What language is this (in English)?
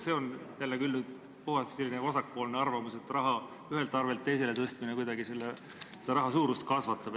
Estonian